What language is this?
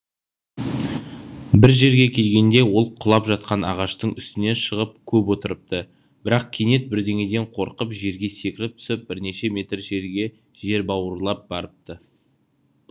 Kazakh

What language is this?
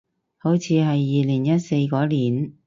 Cantonese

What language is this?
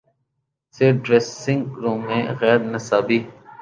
Urdu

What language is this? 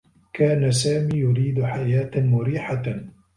Arabic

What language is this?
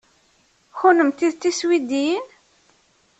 Kabyle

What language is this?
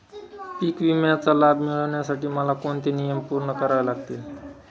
Marathi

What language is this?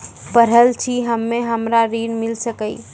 Maithili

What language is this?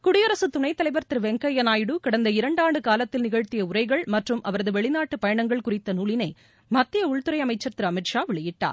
Tamil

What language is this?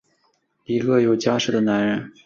Chinese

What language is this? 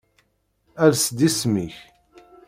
Kabyle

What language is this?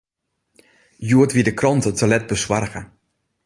Western Frisian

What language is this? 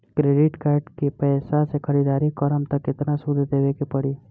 Bhojpuri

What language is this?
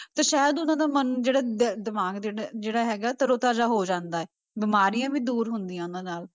Punjabi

